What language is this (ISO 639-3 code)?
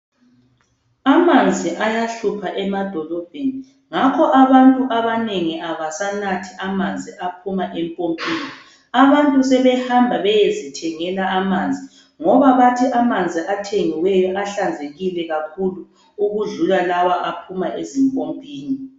nde